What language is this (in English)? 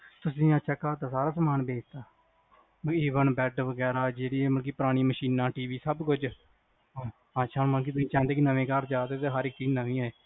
Punjabi